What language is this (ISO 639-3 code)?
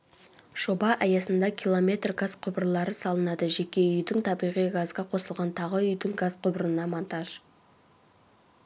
kaz